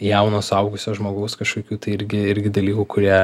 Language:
Lithuanian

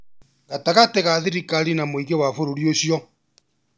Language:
Kikuyu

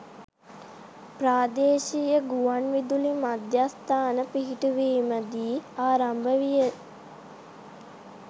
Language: Sinhala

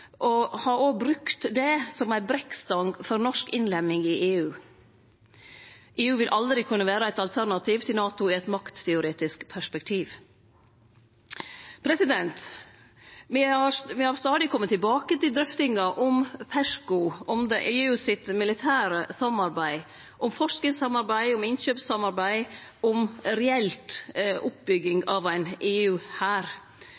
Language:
Norwegian Nynorsk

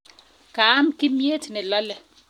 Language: Kalenjin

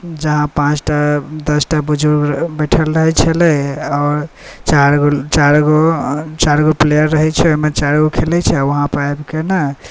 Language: Maithili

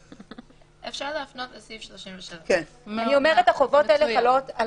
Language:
Hebrew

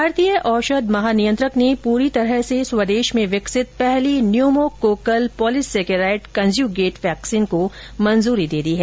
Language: Hindi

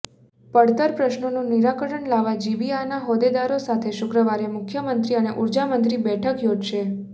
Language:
Gujarati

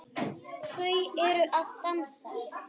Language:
Icelandic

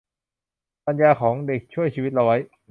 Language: Thai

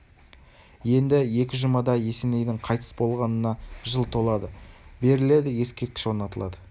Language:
Kazakh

